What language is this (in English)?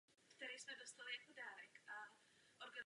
Czech